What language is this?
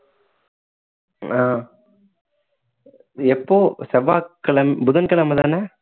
Tamil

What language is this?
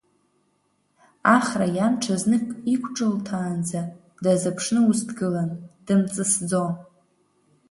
Abkhazian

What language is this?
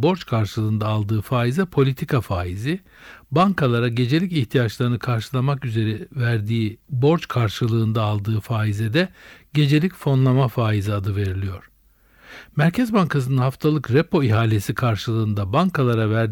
Turkish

